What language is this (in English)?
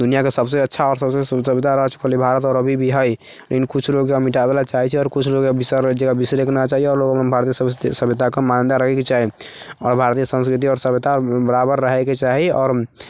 Maithili